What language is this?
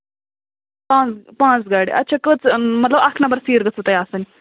Kashmiri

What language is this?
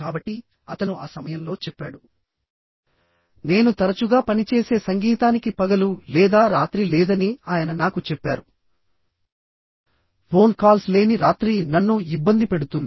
Telugu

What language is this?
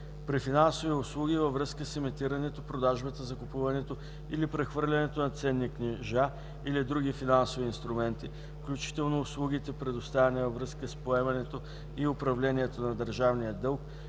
Bulgarian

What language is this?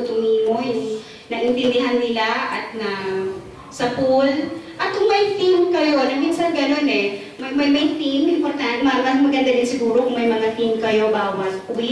Filipino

